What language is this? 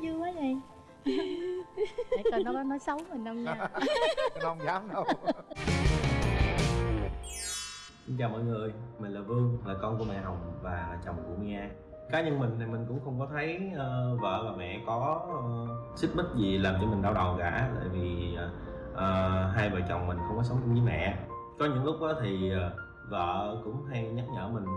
Vietnamese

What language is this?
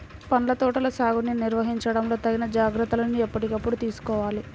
Telugu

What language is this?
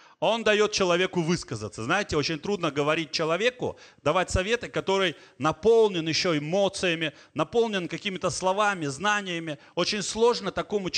Russian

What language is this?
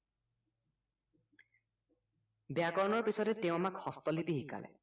Assamese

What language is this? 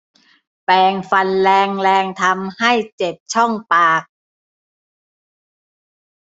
Thai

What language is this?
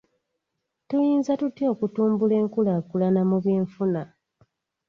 Ganda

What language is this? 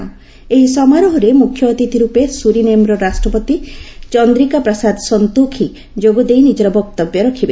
Odia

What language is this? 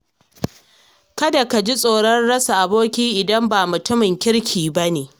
Hausa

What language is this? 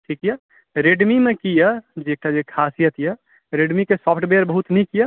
Maithili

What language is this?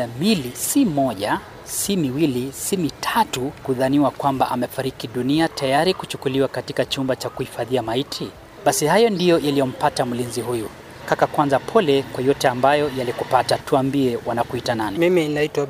Swahili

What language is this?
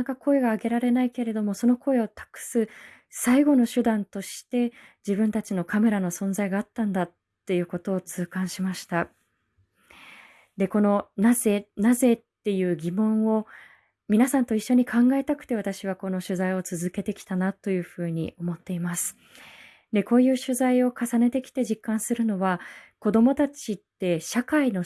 Japanese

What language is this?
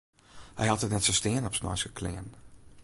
Western Frisian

